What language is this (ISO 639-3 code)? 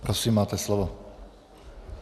ces